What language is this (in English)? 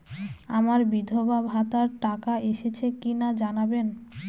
Bangla